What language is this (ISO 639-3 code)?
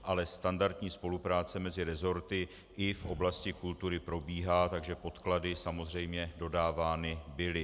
ces